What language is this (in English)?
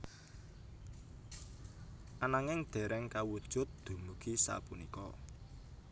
Javanese